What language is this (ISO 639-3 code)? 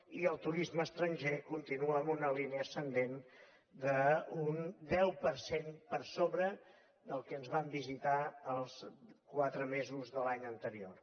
cat